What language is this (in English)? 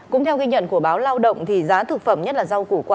Vietnamese